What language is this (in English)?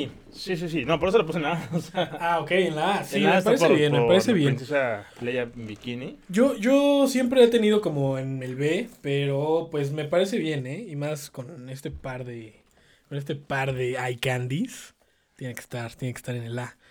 Spanish